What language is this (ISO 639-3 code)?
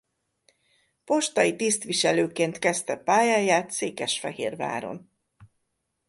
hun